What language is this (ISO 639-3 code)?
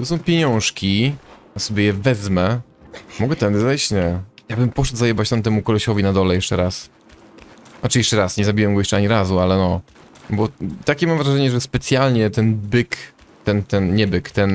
pol